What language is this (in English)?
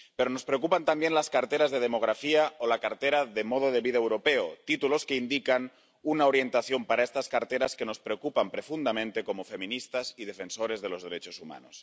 Spanish